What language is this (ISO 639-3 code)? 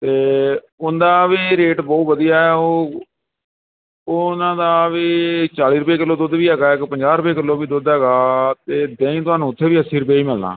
pan